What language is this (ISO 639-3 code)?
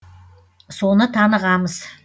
kaz